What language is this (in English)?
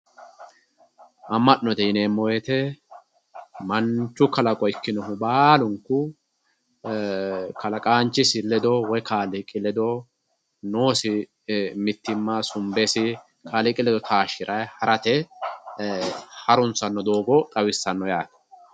Sidamo